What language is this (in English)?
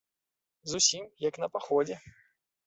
Belarusian